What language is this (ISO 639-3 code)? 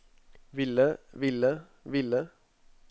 nor